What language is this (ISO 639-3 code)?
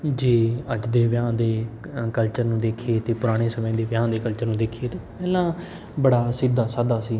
pan